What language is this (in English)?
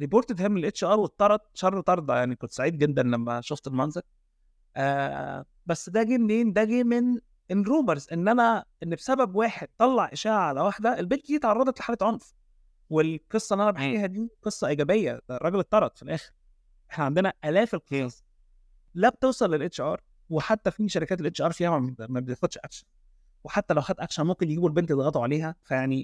Arabic